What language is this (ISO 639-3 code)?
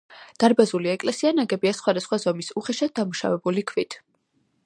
kat